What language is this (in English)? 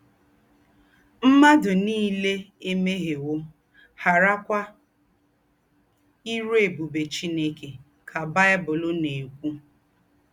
Igbo